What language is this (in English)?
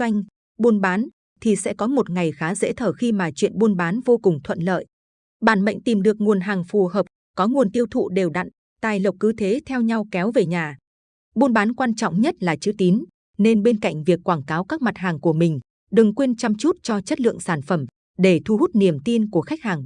Vietnamese